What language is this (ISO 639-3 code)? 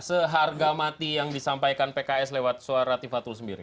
ind